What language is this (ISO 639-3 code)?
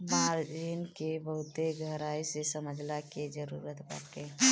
bho